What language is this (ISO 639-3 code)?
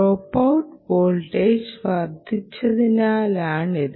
mal